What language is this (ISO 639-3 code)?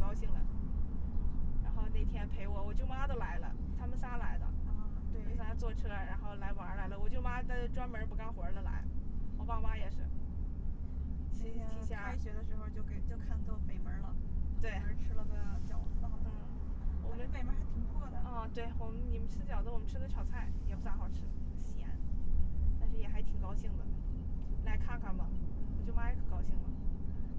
zho